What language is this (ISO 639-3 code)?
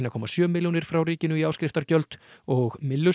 isl